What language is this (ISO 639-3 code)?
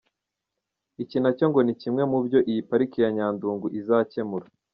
kin